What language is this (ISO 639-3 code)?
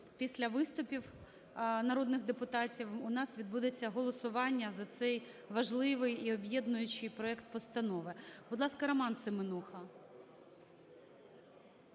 ukr